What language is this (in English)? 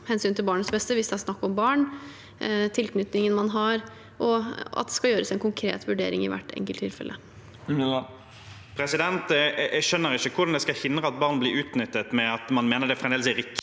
Norwegian